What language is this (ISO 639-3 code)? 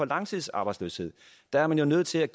dan